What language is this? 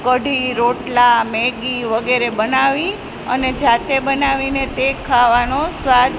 Gujarati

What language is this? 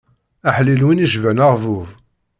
Kabyle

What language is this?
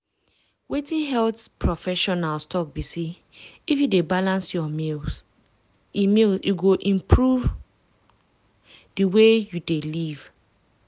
Nigerian Pidgin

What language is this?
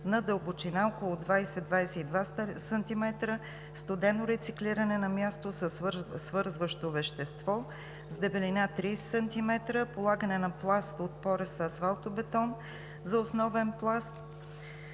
Bulgarian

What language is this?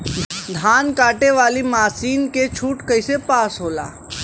Bhojpuri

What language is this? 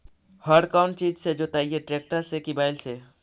Magahi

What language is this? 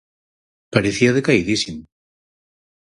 Galician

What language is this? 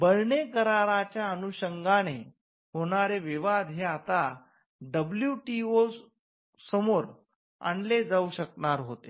Marathi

